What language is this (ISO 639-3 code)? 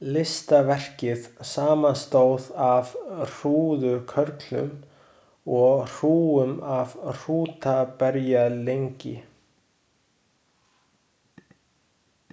isl